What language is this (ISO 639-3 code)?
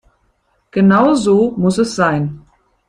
deu